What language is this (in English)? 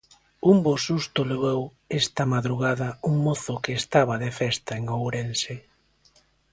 Galician